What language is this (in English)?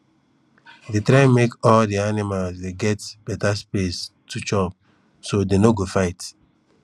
Nigerian Pidgin